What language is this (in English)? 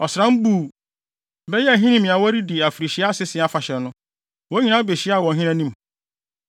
Akan